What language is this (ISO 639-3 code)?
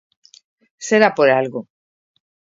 glg